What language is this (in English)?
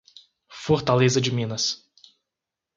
Portuguese